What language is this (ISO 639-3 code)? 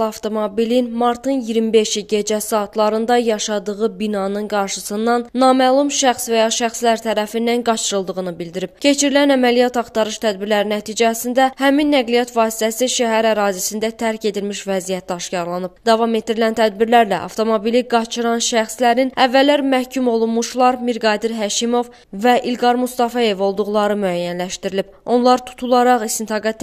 tur